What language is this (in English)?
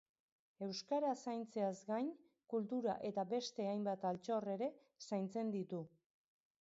Basque